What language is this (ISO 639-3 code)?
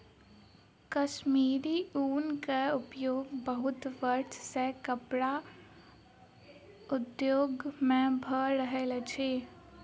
mai